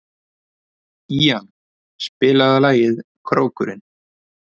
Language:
Icelandic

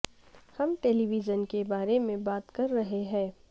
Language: Urdu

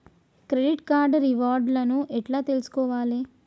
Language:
Telugu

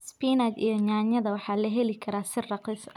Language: Somali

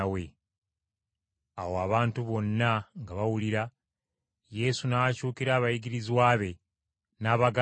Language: Ganda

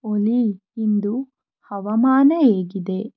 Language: Kannada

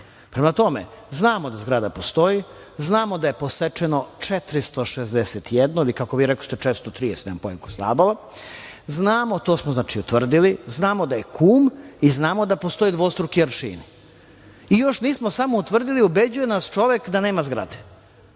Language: Serbian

